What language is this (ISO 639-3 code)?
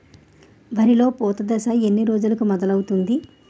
tel